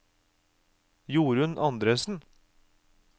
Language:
Norwegian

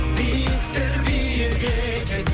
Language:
Kazakh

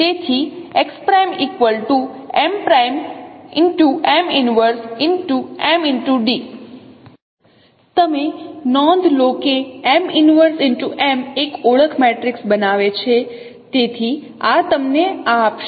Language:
Gujarati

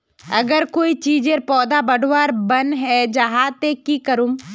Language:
Magahi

